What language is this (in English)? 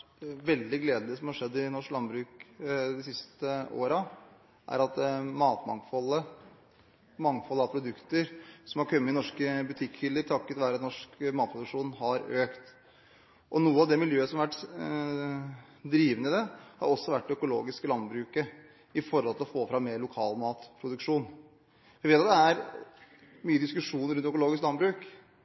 Norwegian Bokmål